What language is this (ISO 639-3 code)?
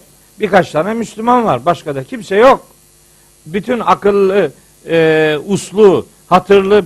tur